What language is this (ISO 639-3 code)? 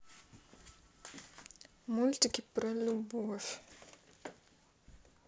rus